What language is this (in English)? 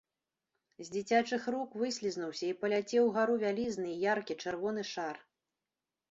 Belarusian